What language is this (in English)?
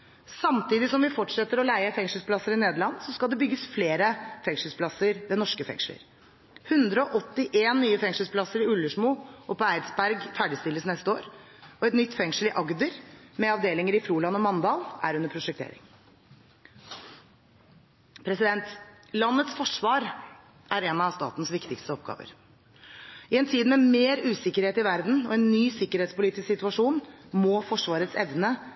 Norwegian Bokmål